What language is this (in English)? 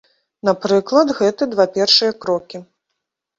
Belarusian